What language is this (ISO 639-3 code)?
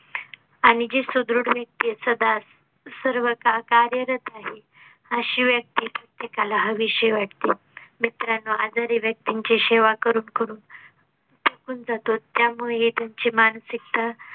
mar